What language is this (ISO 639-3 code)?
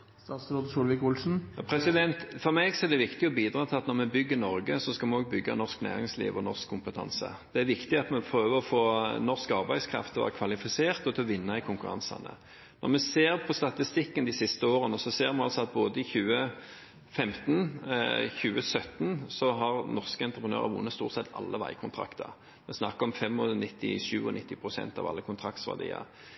nor